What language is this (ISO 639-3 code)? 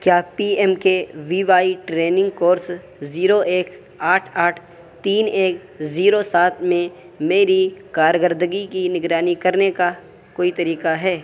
urd